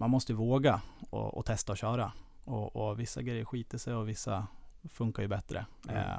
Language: Swedish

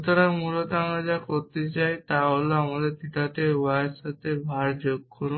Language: Bangla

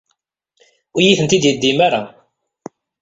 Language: Kabyle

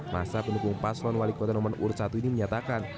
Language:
Indonesian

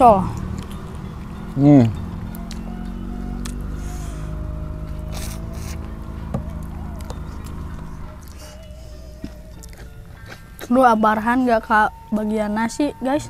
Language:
Indonesian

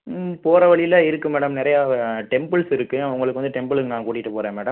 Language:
Tamil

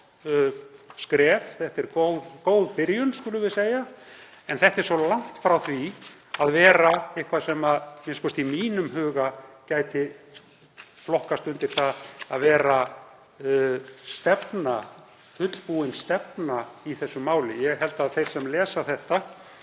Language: Icelandic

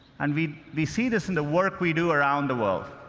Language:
English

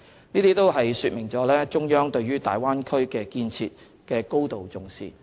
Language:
Cantonese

